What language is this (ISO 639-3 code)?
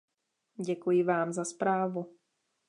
ces